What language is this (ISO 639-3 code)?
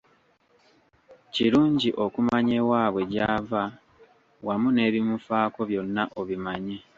lug